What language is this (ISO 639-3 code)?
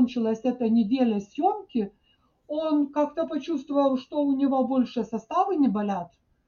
rus